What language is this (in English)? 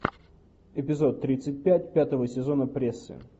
Russian